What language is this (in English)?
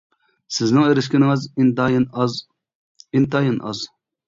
Uyghur